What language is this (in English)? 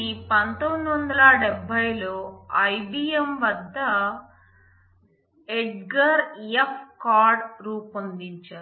Telugu